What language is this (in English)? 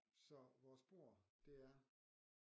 Danish